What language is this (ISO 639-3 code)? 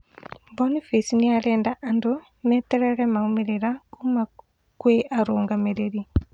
kik